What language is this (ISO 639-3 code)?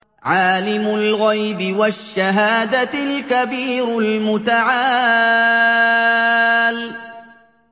ara